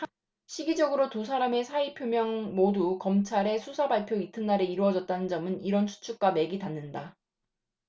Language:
Korean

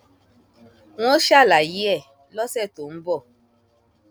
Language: Yoruba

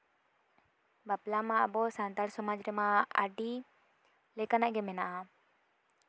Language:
Santali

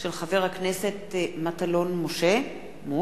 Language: Hebrew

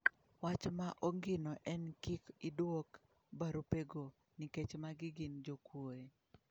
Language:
Luo (Kenya and Tanzania)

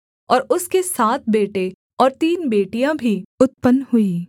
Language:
Hindi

